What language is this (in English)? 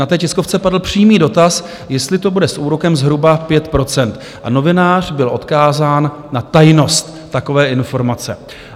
Czech